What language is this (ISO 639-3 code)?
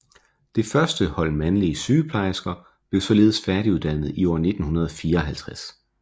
dan